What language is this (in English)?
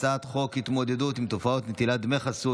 Hebrew